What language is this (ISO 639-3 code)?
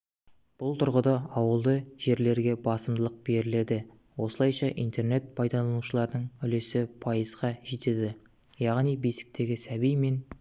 kaz